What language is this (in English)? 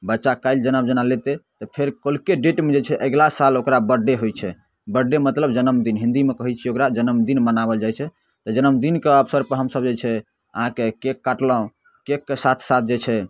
Maithili